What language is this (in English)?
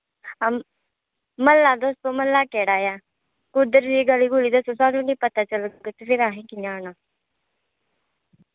Dogri